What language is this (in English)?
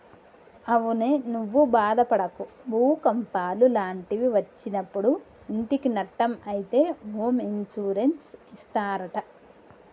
Telugu